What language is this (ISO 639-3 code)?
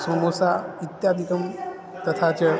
san